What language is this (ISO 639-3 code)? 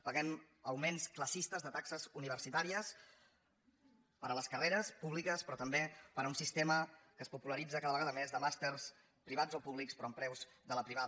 cat